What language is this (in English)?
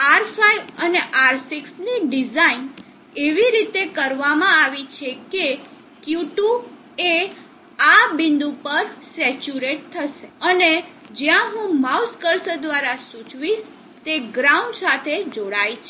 Gujarati